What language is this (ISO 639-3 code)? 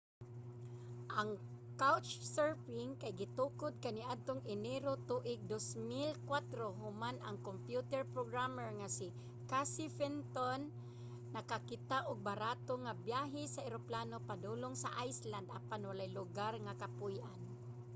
ceb